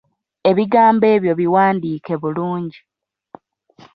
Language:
Ganda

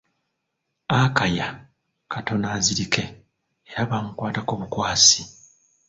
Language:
Ganda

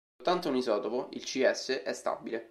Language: Italian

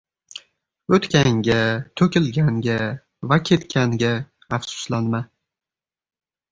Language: Uzbek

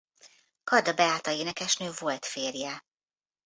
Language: Hungarian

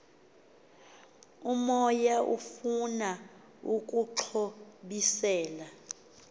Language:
Xhosa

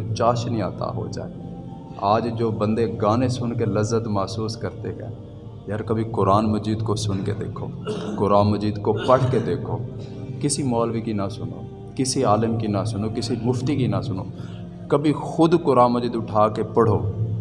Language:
Urdu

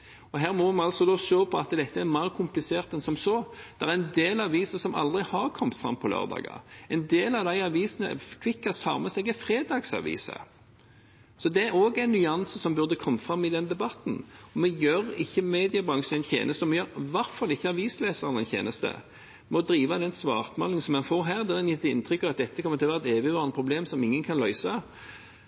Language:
Norwegian Bokmål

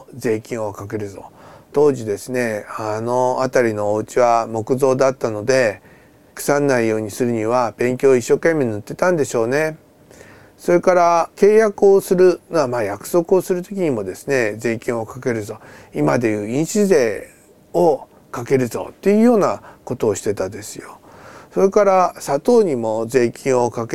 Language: Japanese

